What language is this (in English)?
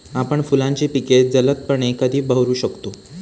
Marathi